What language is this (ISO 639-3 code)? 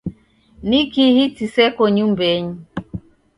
dav